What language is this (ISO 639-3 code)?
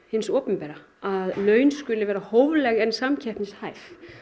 isl